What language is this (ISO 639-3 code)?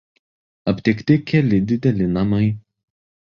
lit